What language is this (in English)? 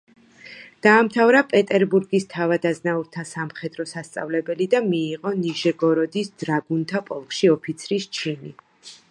Georgian